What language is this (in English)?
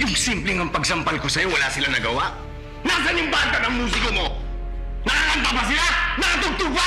Filipino